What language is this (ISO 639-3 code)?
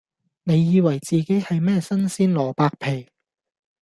yue